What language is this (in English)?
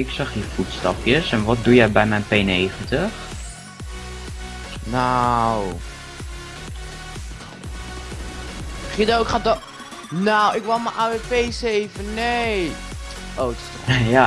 Dutch